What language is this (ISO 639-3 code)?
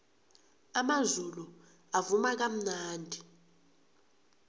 nbl